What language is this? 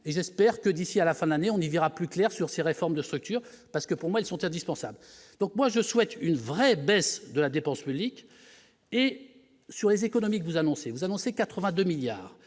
French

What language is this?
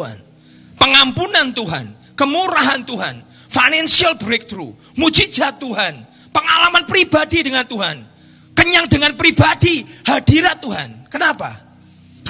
Indonesian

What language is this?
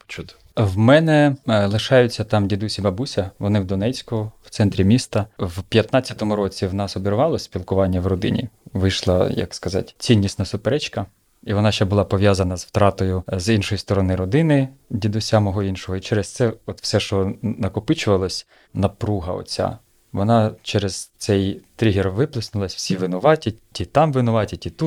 Ukrainian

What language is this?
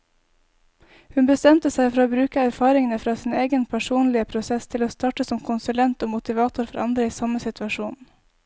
Norwegian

